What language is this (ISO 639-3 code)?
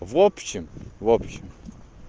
rus